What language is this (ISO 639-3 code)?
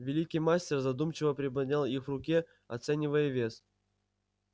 rus